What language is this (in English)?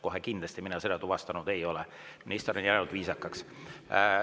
Estonian